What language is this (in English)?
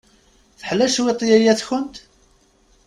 Kabyle